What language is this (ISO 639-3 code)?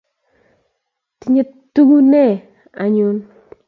kln